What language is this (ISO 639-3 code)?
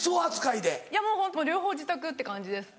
jpn